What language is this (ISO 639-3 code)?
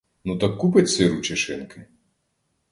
ukr